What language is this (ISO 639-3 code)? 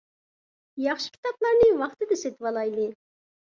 uig